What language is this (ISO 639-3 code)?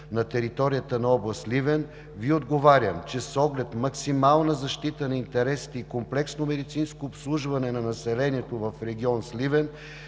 bul